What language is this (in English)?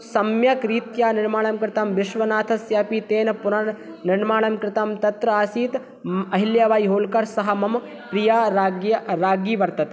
Sanskrit